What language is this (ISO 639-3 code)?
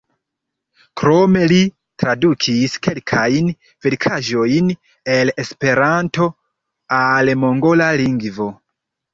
epo